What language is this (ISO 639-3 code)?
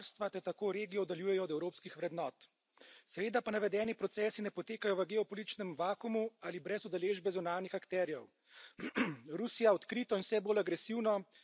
slv